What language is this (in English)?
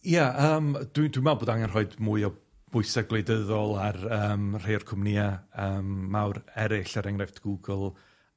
Welsh